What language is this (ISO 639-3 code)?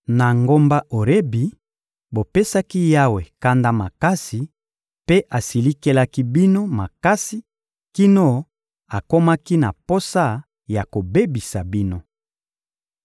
lin